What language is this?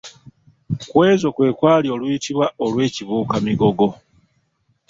Ganda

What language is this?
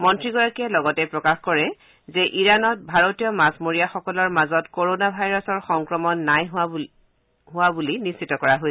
Assamese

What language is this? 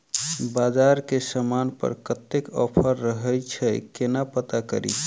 Maithili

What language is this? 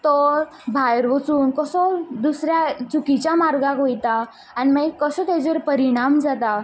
Konkani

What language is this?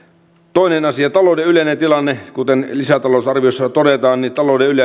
Finnish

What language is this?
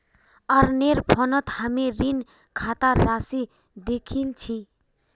Magahi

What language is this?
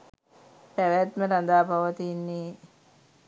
Sinhala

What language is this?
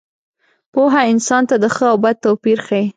Pashto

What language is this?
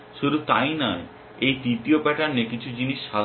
Bangla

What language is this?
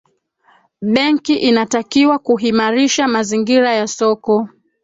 Swahili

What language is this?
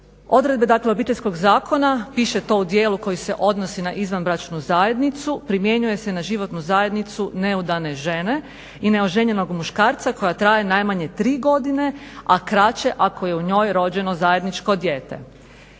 Croatian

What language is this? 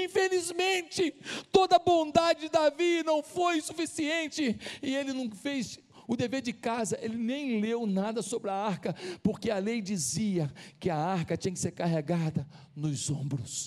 Portuguese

